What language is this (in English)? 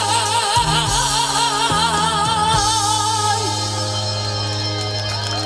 Korean